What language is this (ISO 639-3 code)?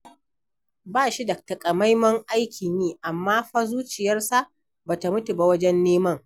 hau